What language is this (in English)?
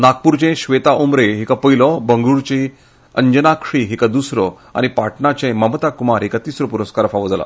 Konkani